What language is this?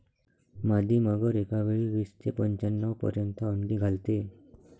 Marathi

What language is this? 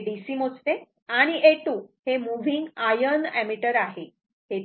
Marathi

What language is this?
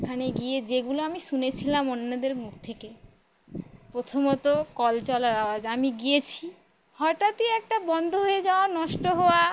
Bangla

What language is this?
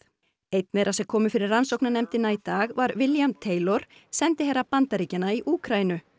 Icelandic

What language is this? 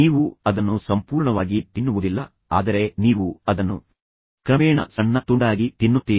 Kannada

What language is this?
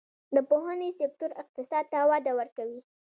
Pashto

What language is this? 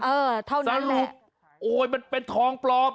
Thai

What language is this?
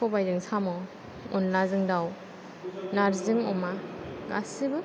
Bodo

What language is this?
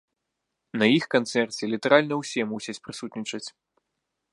Belarusian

